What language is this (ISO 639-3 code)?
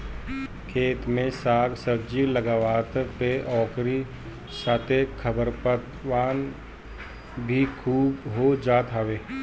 bho